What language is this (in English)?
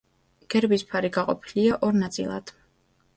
Georgian